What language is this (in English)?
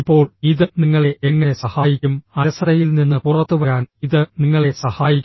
Malayalam